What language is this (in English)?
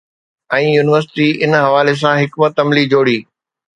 Sindhi